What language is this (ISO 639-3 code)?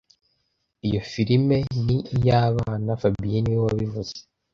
kin